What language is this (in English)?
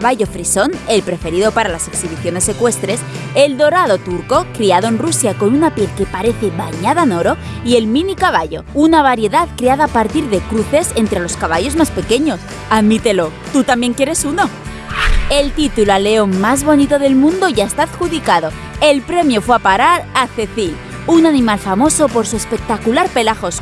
Spanish